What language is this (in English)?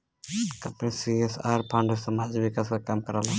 Bhojpuri